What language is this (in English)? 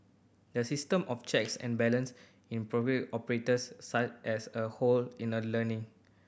English